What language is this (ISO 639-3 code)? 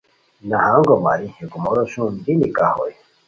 khw